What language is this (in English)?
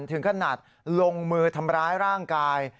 Thai